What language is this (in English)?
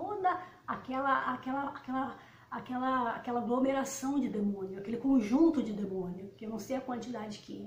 Portuguese